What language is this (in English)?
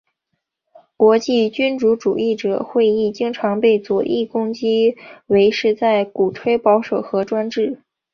Chinese